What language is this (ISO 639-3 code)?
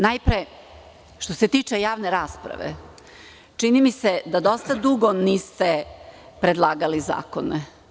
srp